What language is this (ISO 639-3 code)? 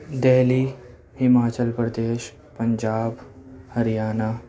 urd